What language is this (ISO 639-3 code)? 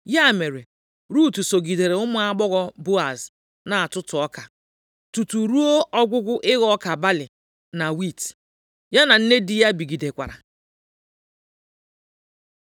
ibo